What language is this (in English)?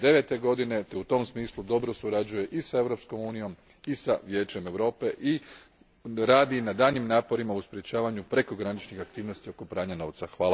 Croatian